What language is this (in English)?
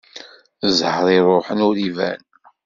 Kabyle